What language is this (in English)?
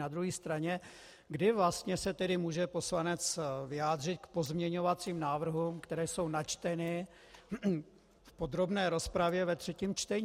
Czech